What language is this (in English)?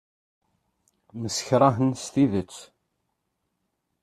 Kabyle